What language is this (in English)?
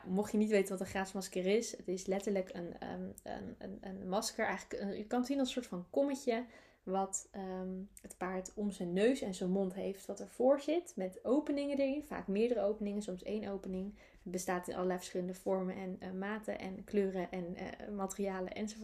Dutch